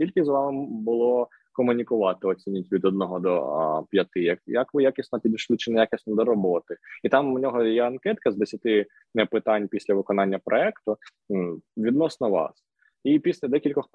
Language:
Ukrainian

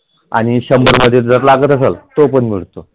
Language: Marathi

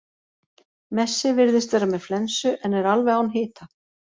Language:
Icelandic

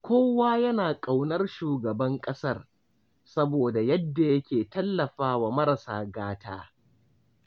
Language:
Hausa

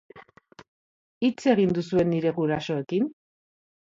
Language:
Basque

